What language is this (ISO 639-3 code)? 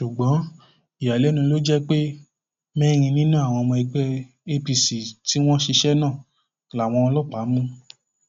yor